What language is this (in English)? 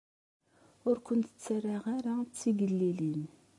Kabyle